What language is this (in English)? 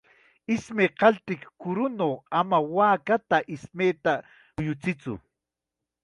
Chiquián Ancash Quechua